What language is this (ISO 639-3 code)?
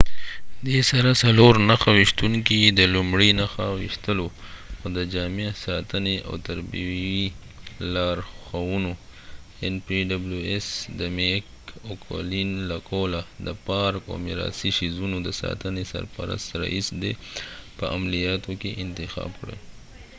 pus